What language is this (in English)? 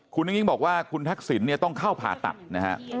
Thai